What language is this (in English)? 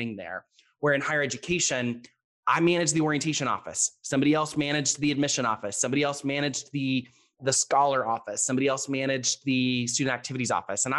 English